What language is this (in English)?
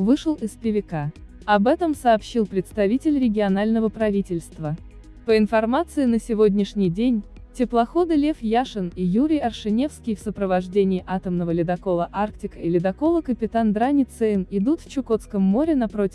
Russian